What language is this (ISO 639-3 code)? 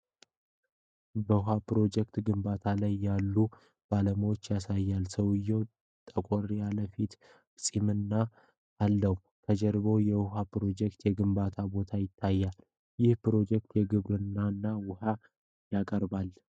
amh